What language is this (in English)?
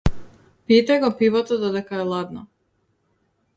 Macedonian